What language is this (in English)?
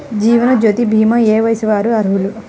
Telugu